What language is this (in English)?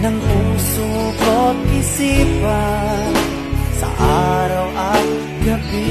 Indonesian